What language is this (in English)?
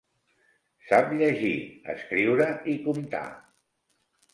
Catalan